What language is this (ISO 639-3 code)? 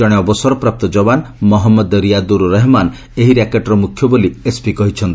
ori